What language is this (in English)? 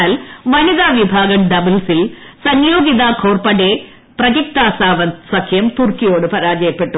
Malayalam